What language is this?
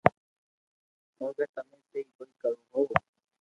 Loarki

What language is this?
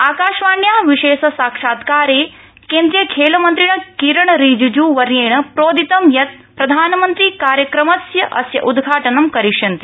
Sanskrit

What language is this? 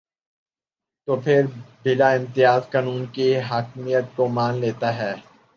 Urdu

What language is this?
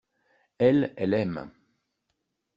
French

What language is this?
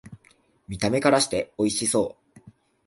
Japanese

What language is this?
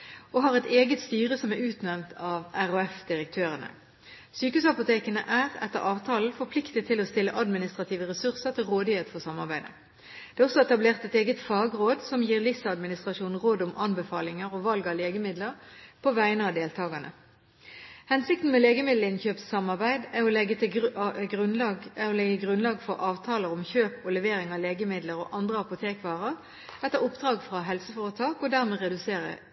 Norwegian Bokmål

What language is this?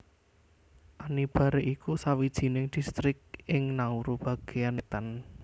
Javanese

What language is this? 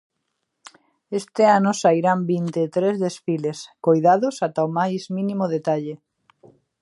Galician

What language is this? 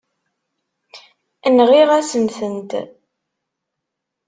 Kabyle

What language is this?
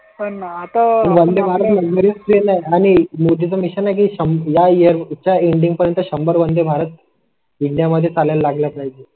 Marathi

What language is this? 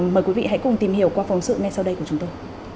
Vietnamese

